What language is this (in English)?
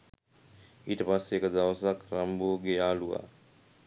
Sinhala